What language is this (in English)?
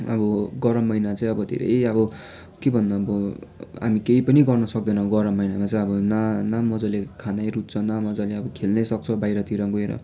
Nepali